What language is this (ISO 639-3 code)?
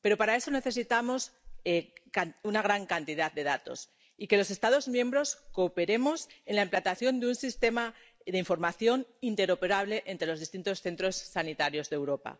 spa